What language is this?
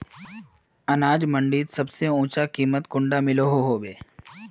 Magahi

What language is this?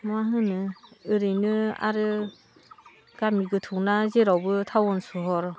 Bodo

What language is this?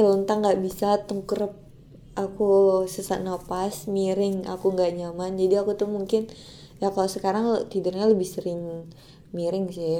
Indonesian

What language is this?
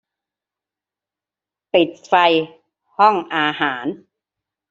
Thai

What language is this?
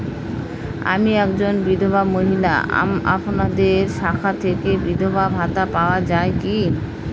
Bangla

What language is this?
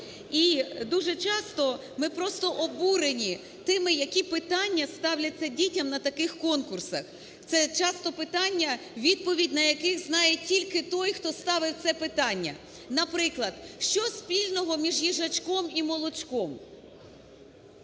Ukrainian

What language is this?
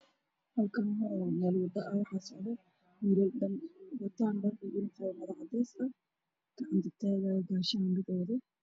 Somali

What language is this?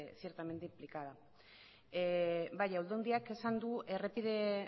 Basque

